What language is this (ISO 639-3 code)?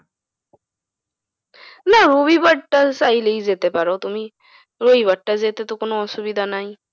ben